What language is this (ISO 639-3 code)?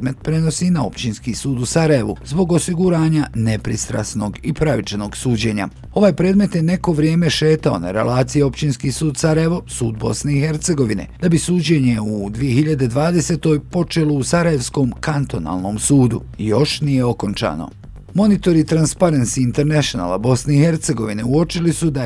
hrv